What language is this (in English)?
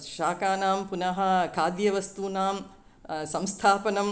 Sanskrit